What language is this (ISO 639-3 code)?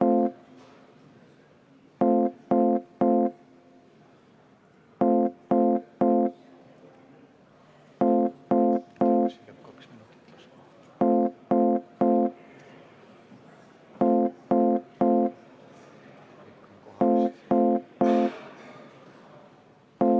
est